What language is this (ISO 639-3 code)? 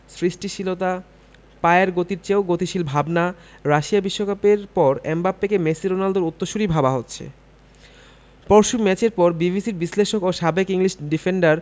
ben